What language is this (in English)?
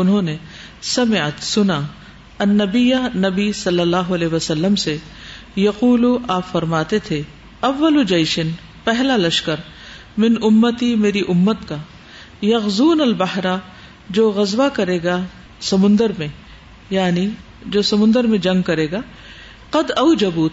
Urdu